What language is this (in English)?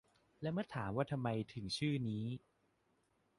Thai